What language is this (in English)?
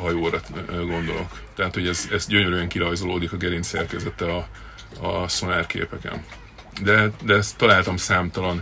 Hungarian